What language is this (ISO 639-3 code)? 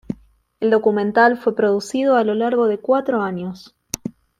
spa